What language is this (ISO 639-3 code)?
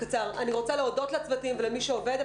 heb